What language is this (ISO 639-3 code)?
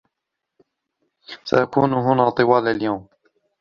ara